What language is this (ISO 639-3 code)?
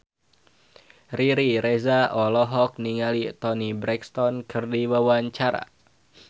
sun